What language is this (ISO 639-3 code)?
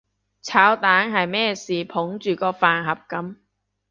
yue